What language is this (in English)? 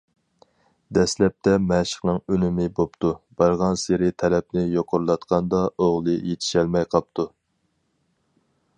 Uyghur